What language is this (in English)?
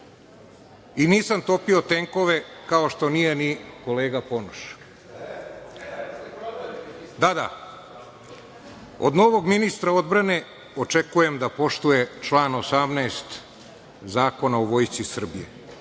Serbian